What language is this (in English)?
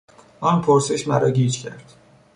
Persian